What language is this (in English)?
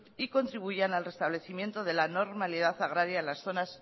Spanish